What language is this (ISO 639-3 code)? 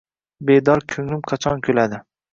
uzb